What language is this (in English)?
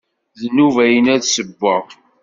Kabyle